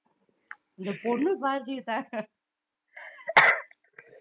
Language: Tamil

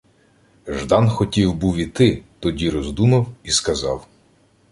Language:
Ukrainian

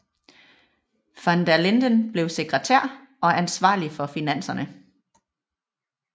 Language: Danish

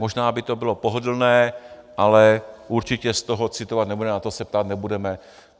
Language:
Czech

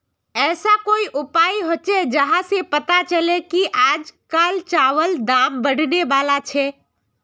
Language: Magahi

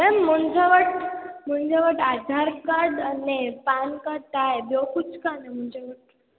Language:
Sindhi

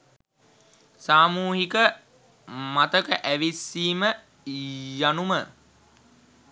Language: Sinhala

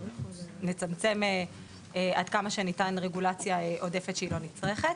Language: Hebrew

